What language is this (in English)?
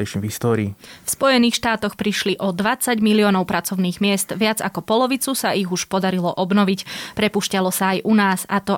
Slovak